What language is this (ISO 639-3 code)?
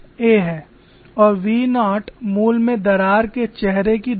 hin